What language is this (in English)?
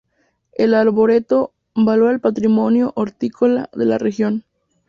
Spanish